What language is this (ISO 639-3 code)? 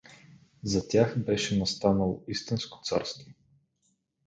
bul